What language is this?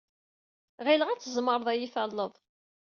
Kabyle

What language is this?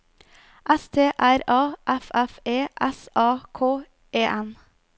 Norwegian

